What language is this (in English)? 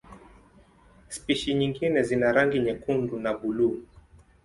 Swahili